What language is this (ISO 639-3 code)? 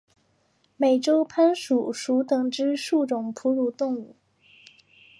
zho